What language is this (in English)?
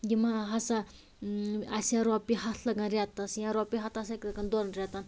Kashmiri